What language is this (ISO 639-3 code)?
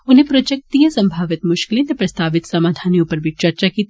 doi